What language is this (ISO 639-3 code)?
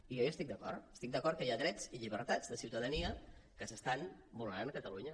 cat